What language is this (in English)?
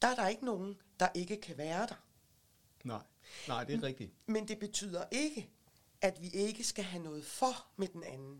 Danish